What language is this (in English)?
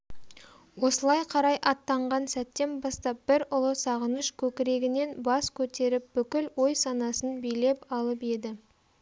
Kazakh